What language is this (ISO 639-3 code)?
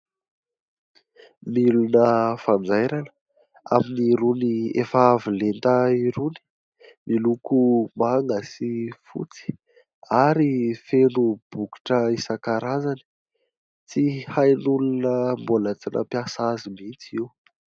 mlg